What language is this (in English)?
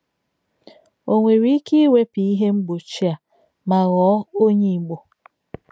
Igbo